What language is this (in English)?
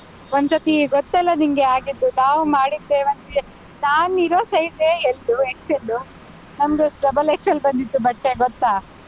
Kannada